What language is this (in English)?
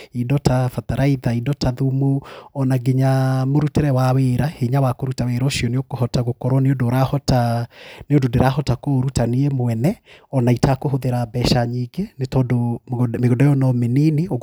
Kikuyu